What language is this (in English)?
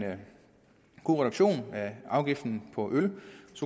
Danish